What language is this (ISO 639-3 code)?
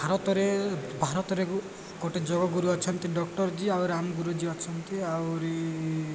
ori